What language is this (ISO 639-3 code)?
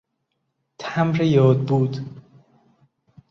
fas